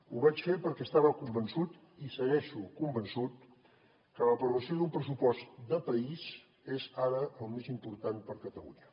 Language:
Catalan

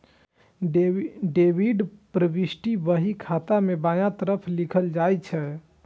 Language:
Maithili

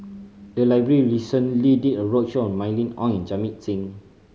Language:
English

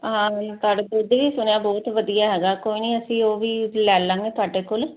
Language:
Punjabi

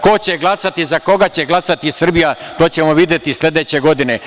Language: Serbian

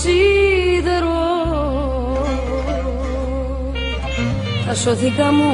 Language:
Greek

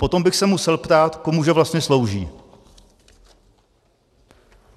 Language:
Czech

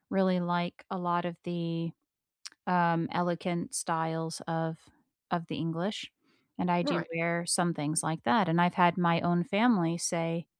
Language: English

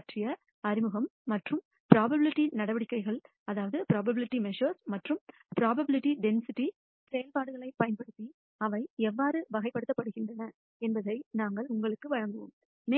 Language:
Tamil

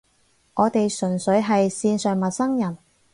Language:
Cantonese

